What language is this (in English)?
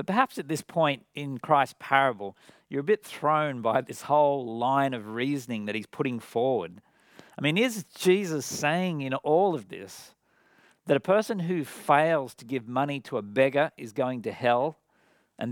English